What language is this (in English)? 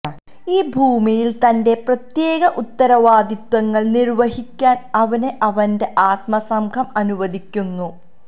Malayalam